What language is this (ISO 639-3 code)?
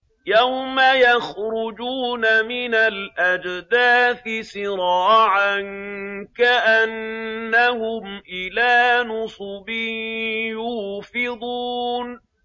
ara